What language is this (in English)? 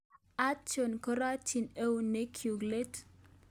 Kalenjin